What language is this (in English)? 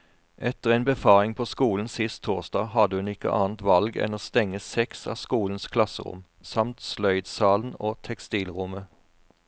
Norwegian